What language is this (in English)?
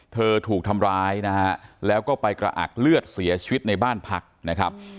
Thai